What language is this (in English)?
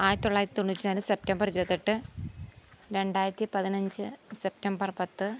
Malayalam